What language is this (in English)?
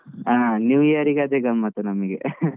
Kannada